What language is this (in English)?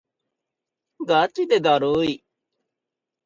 Japanese